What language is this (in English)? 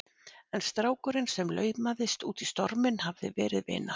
Icelandic